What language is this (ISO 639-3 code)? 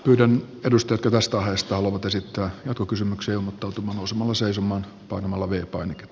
fin